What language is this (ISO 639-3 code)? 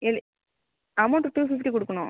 tam